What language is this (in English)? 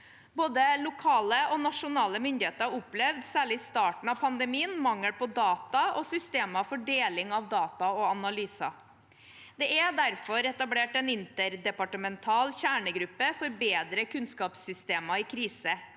Norwegian